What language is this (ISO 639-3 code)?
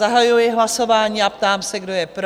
ces